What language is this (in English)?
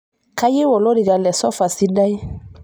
Masai